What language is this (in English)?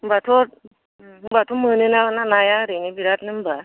Bodo